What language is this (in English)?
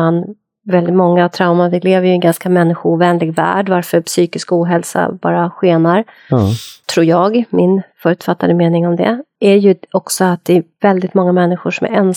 Swedish